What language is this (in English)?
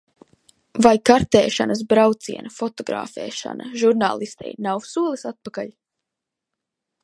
Latvian